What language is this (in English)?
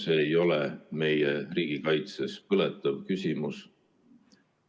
Estonian